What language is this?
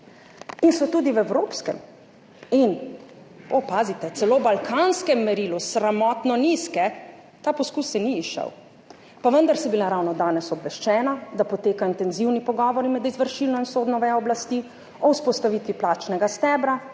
Slovenian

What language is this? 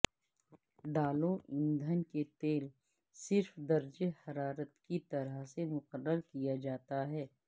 Urdu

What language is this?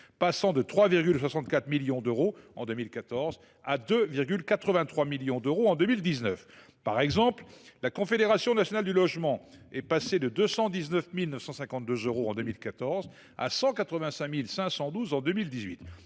French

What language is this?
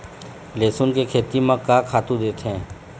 Chhattisgarhi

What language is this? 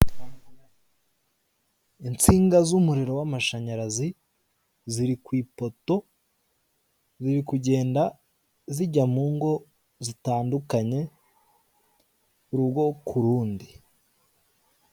Kinyarwanda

